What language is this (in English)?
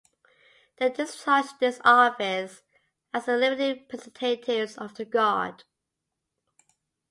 English